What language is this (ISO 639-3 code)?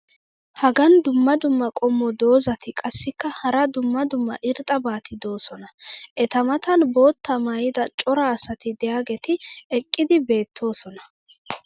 wal